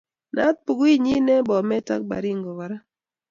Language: Kalenjin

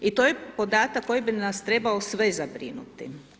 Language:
Croatian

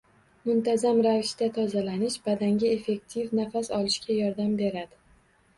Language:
Uzbek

